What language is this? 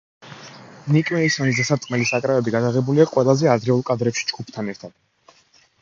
Georgian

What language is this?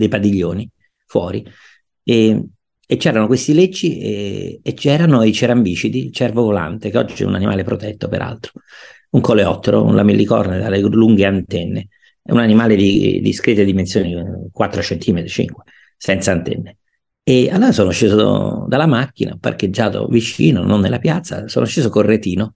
Italian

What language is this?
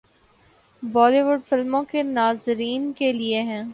Urdu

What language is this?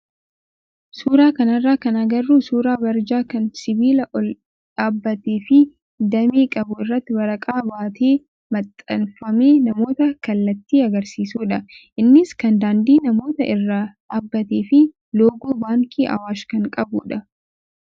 Oromo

